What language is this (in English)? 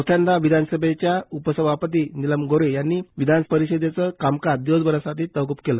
Marathi